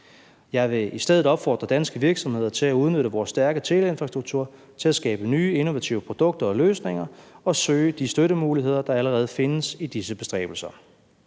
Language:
Danish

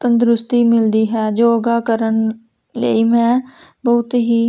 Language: Punjabi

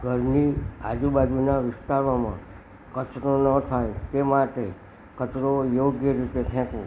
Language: Gujarati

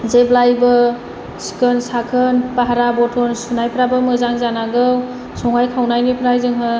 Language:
Bodo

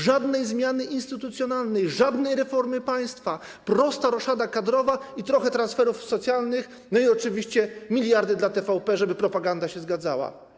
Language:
Polish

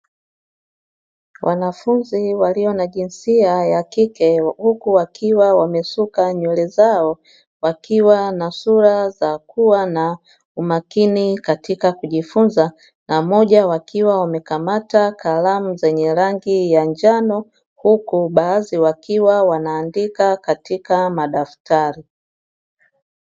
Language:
Swahili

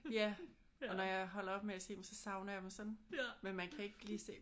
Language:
Danish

